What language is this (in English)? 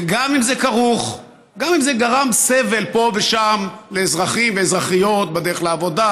Hebrew